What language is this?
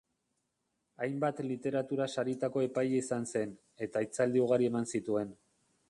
Basque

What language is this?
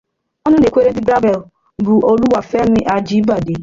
Igbo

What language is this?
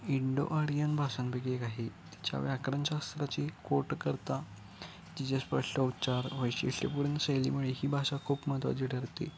Marathi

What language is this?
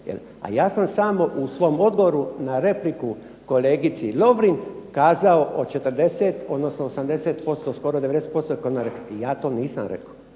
Croatian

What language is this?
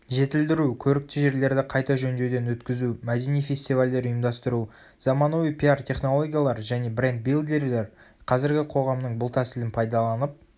Kazakh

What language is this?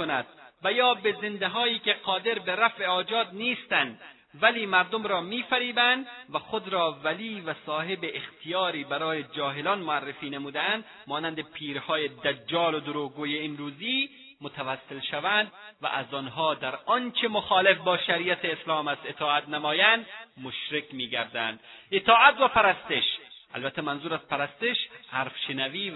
Persian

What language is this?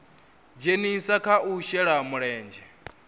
Venda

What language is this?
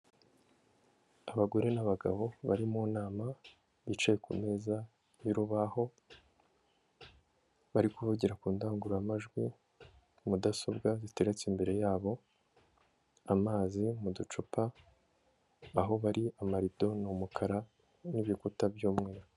Kinyarwanda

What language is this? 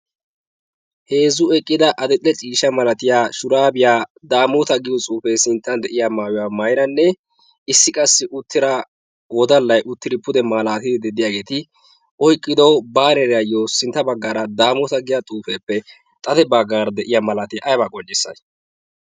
Wolaytta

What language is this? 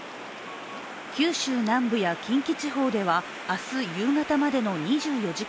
Japanese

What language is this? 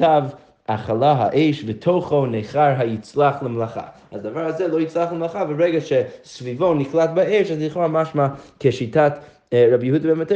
Hebrew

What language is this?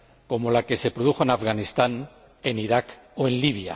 Spanish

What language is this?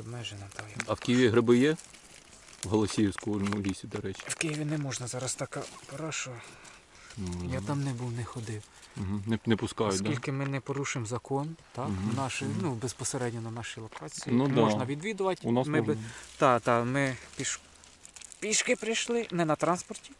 Ukrainian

